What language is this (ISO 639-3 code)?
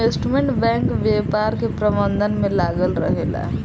bho